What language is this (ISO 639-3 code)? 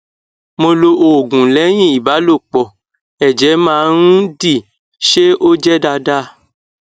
yor